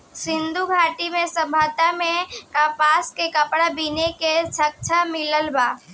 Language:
Bhojpuri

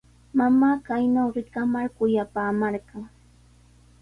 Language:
Sihuas Ancash Quechua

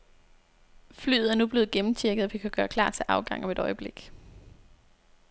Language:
Danish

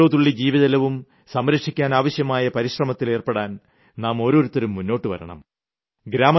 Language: Malayalam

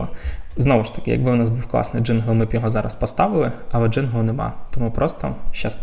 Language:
Ukrainian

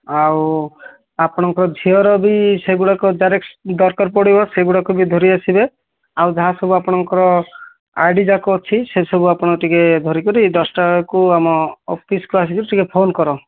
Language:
Odia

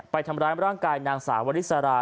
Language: Thai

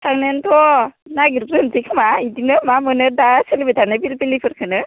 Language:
Bodo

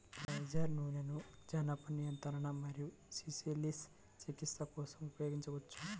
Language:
Telugu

